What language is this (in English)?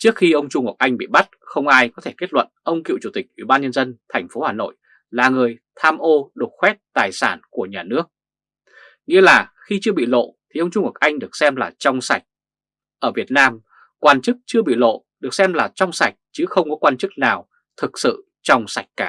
Vietnamese